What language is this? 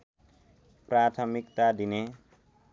Nepali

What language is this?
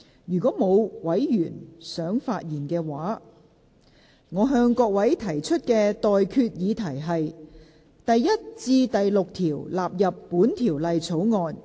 Cantonese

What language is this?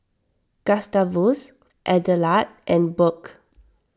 English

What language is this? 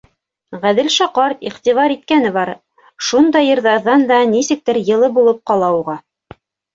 Bashkir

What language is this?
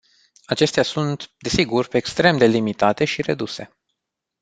Romanian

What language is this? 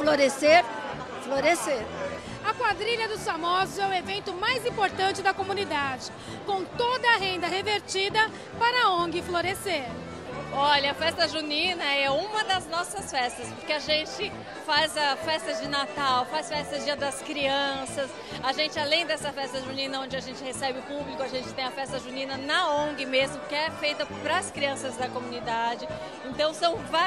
Portuguese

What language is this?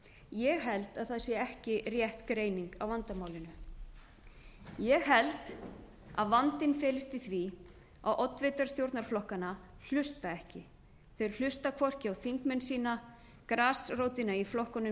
Icelandic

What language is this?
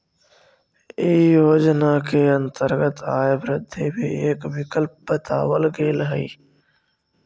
Magahi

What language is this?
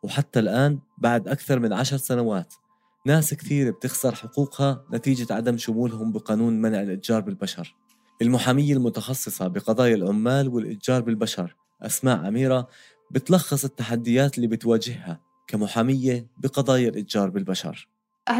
Arabic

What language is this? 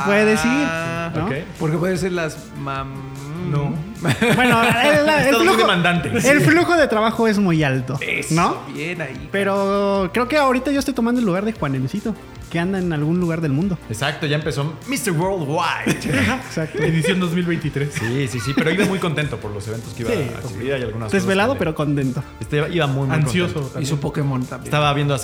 Spanish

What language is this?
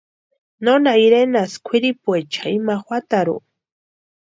Western Highland Purepecha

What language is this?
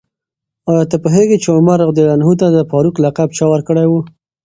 Pashto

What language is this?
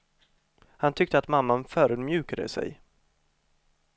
Swedish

